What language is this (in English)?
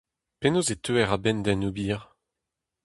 Breton